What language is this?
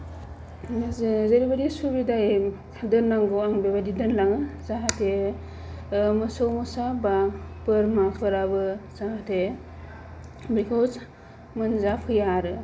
Bodo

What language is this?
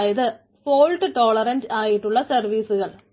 Malayalam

